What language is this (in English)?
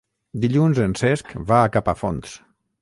Catalan